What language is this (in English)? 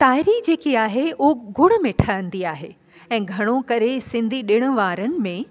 Sindhi